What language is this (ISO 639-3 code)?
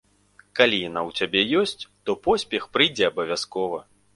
bel